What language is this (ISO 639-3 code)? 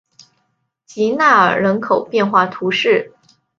zho